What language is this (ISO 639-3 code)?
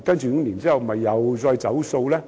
yue